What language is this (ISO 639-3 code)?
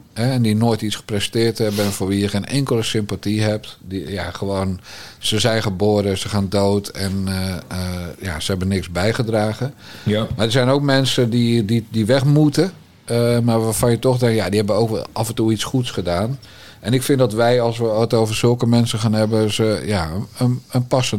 nld